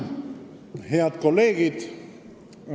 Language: Estonian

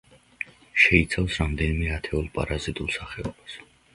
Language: Georgian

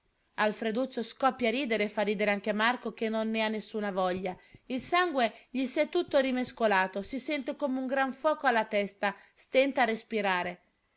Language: Italian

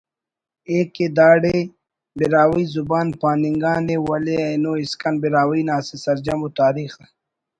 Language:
Brahui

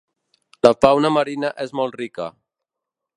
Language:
Catalan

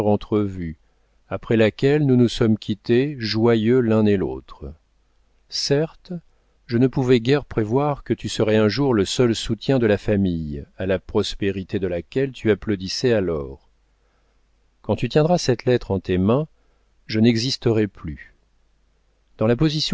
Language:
French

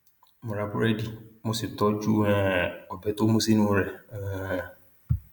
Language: Yoruba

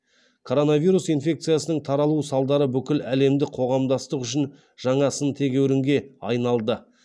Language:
Kazakh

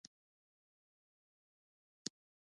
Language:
Pashto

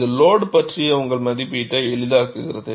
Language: Tamil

